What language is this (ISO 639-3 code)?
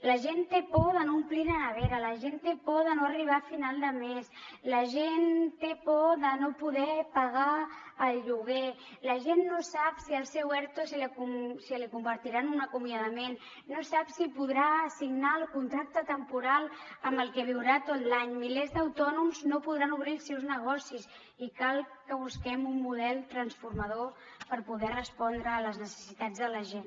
cat